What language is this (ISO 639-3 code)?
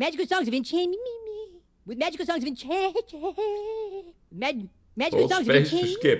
nld